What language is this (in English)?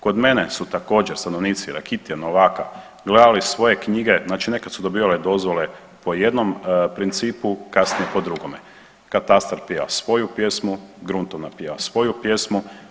Croatian